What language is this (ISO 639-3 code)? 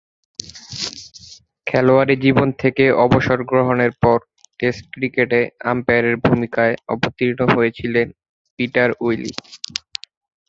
ben